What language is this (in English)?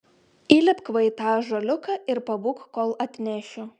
Lithuanian